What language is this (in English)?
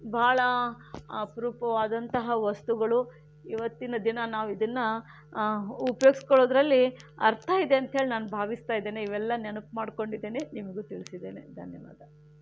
Kannada